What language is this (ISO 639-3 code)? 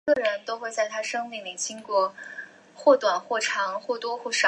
zho